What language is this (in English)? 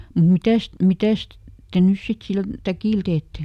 Finnish